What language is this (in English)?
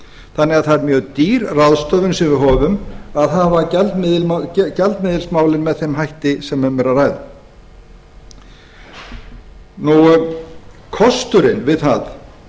Icelandic